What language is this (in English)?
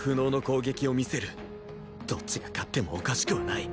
Japanese